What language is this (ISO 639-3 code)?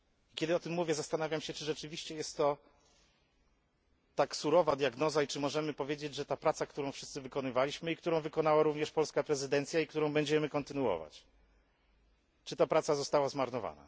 pol